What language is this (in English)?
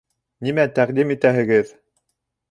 Bashkir